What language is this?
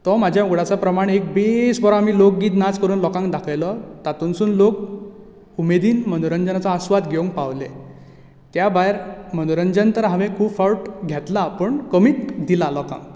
Konkani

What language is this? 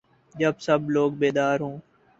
Urdu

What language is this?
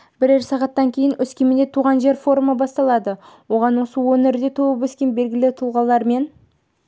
Kazakh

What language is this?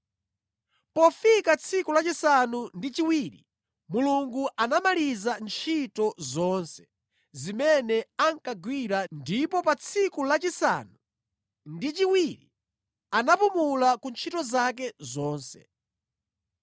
Nyanja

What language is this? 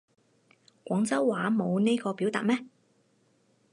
Cantonese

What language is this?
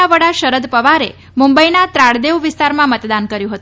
Gujarati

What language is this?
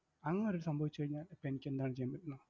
Malayalam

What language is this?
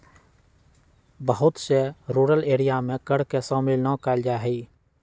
Magahi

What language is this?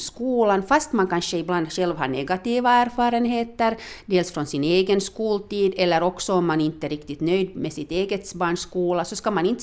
Swedish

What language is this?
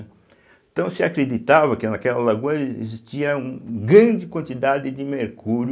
Portuguese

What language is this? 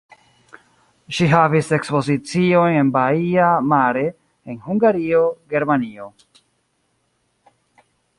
Esperanto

